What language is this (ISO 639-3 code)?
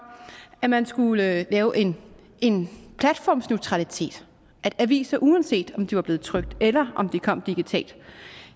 dan